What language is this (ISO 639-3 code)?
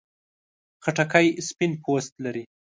pus